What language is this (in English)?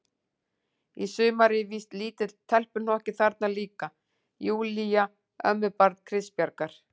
Icelandic